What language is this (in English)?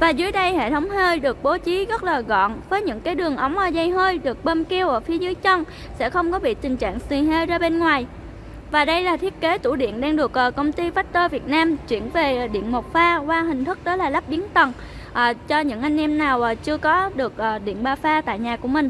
Vietnamese